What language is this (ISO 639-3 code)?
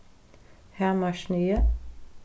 fao